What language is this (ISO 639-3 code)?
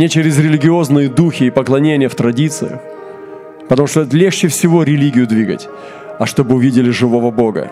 rus